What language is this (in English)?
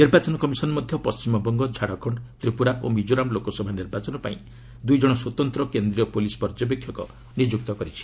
Odia